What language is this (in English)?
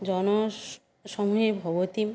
Sanskrit